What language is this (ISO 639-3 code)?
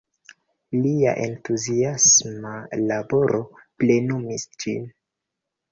epo